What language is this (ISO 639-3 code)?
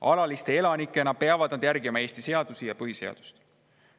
est